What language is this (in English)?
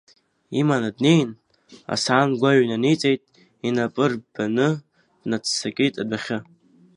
Abkhazian